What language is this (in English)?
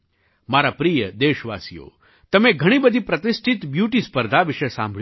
Gujarati